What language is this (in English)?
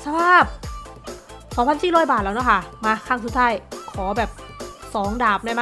Thai